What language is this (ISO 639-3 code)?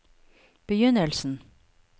nor